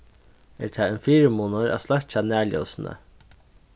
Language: Faroese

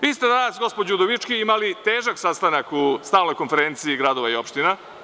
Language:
Serbian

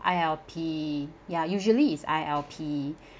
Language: English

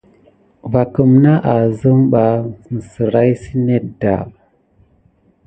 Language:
Gidar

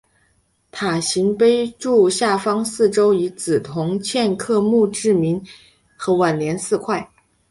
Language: Chinese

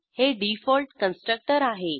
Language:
Marathi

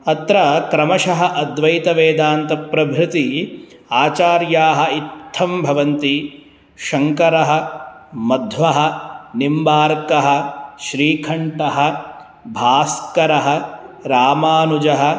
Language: Sanskrit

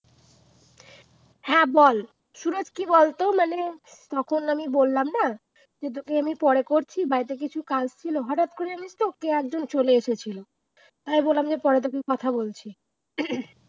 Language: Bangla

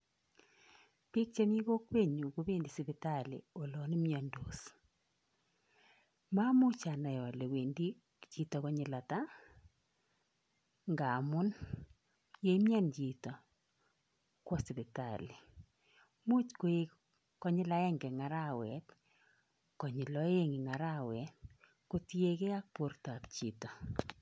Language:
Kalenjin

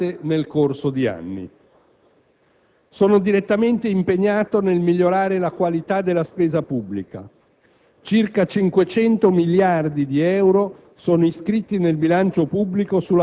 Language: Italian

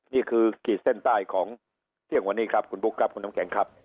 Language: Thai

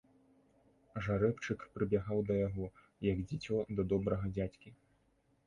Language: Belarusian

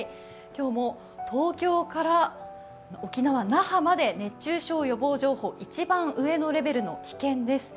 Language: Japanese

